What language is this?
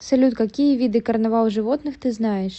Russian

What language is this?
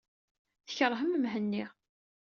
Kabyle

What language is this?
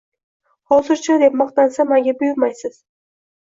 Uzbek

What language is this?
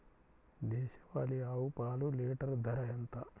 Telugu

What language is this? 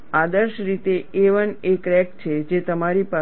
Gujarati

